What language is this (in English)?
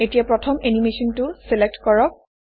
Assamese